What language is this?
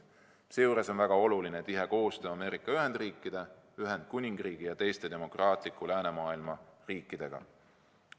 Estonian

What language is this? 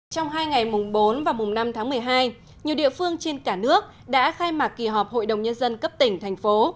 Vietnamese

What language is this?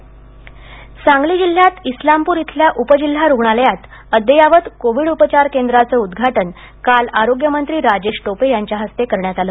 Marathi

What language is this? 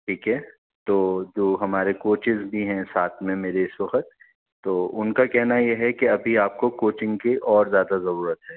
Urdu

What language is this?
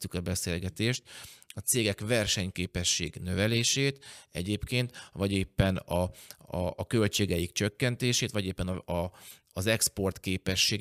Hungarian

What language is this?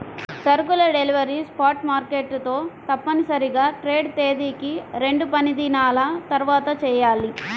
Telugu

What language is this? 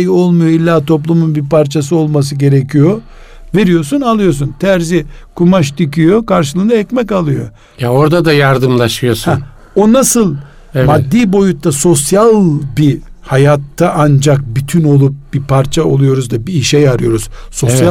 Turkish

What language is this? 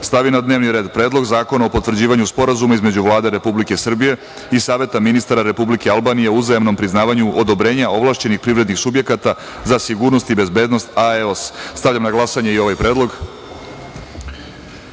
Serbian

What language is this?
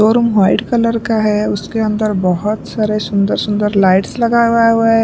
Hindi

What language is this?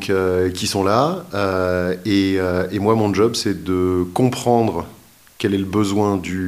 French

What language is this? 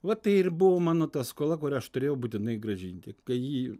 Lithuanian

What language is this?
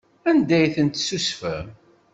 Kabyle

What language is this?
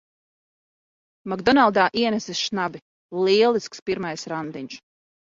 Latvian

